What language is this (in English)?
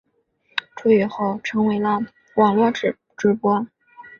Chinese